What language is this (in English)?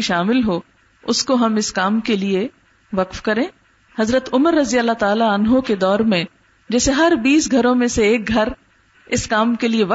Urdu